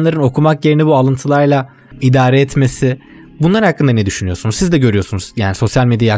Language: Turkish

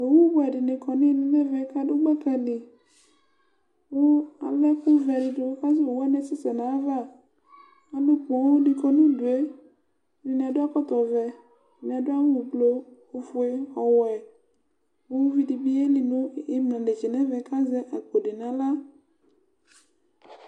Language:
Ikposo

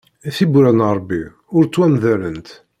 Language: Kabyle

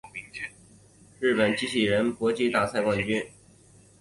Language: Chinese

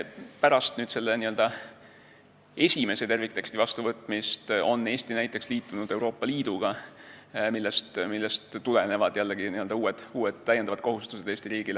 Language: Estonian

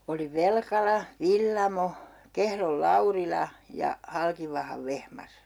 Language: Finnish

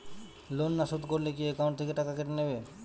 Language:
Bangla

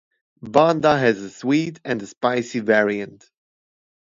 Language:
English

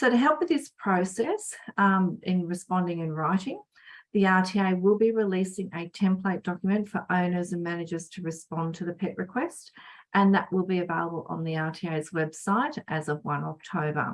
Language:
English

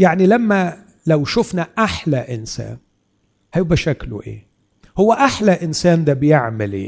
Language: Arabic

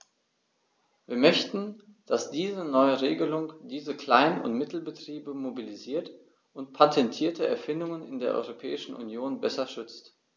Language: German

